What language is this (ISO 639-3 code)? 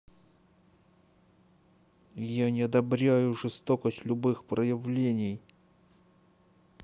rus